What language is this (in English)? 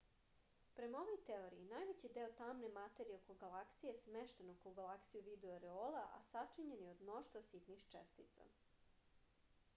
Serbian